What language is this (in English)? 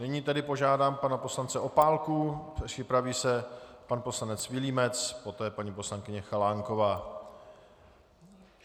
Czech